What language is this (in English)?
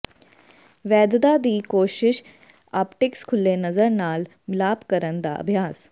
Punjabi